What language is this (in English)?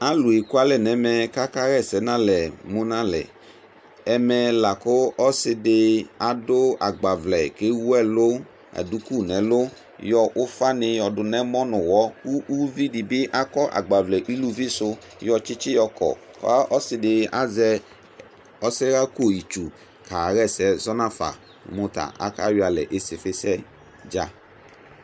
Ikposo